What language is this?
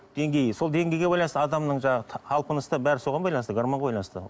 Kazakh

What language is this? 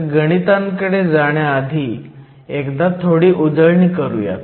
Marathi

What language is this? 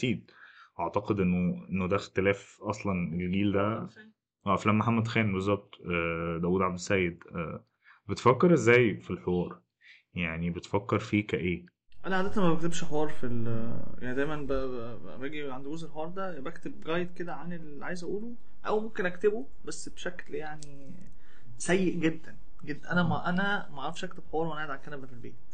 Arabic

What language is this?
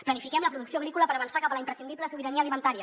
Catalan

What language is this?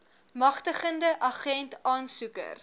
Afrikaans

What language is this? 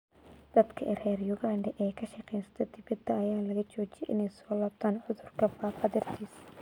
Somali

